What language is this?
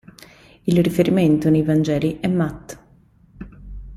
Italian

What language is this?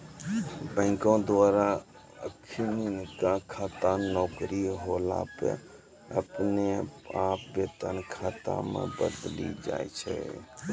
Maithili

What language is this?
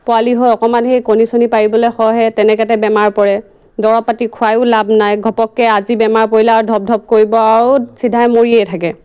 Assamese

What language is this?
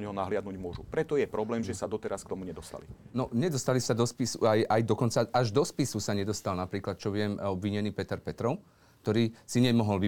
Slovak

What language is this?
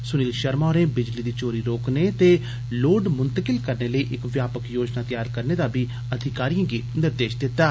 Dogri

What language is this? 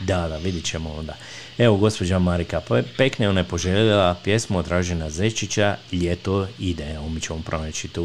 Croatian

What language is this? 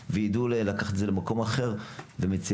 Hebrew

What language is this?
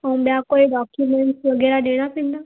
Sindhi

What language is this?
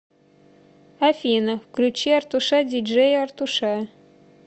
Russian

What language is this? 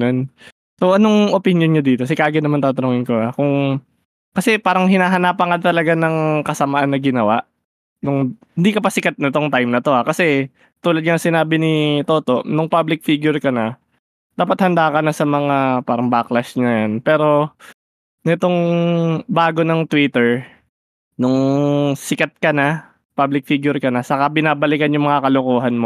Filipino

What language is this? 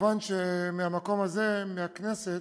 Hebrew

